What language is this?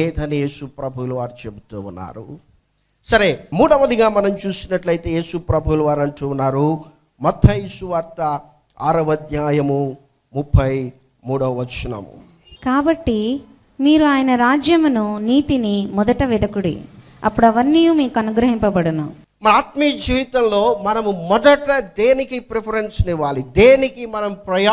English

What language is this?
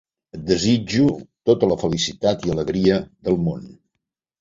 Catalan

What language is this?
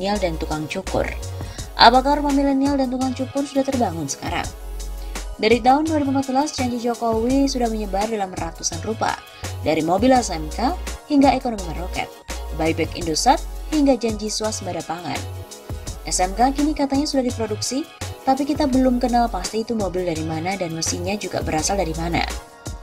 Indonesian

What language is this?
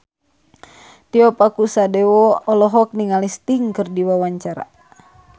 Sundanese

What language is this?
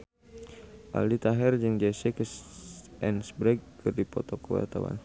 Sundanese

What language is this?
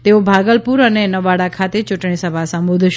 Gujarati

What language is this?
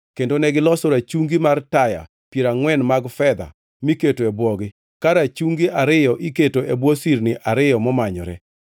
Luo (Kenya and Tanzania)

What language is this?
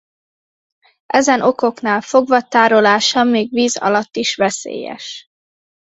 Hungarian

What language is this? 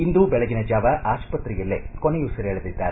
Kannada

